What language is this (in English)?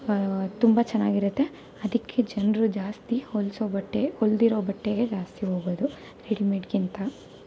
Kannada